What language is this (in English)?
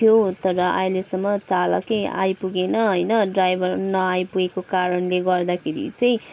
Nepali